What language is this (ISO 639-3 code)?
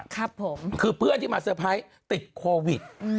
tha